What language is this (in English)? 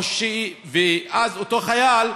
Hebrew